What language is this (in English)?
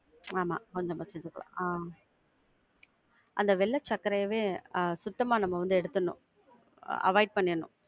Tamil